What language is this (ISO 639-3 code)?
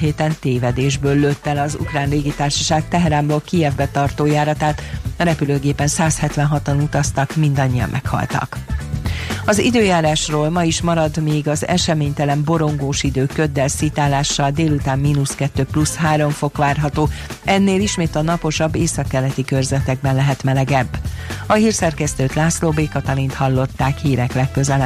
hun